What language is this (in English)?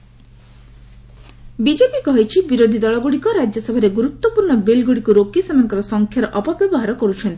Odia